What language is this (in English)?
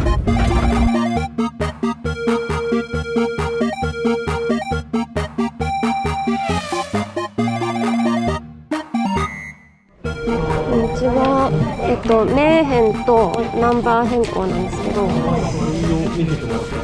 Japanese